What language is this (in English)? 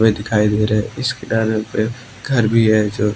Hindi